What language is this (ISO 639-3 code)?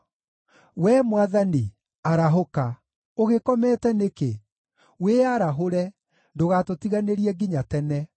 kik